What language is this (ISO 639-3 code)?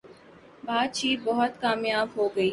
urd